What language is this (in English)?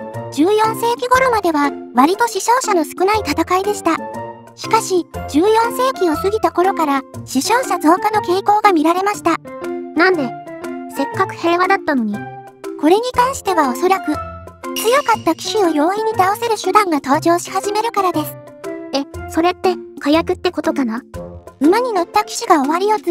Japanese